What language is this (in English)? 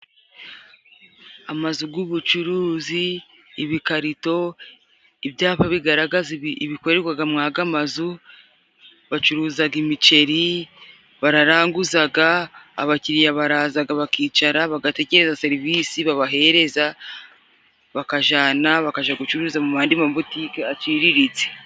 Kinyarwanda